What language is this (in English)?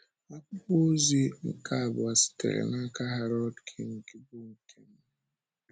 Igbo